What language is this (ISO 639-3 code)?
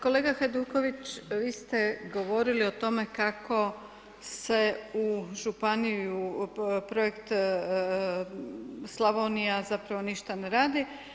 hrv